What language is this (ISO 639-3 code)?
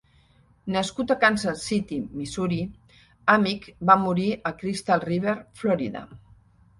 cat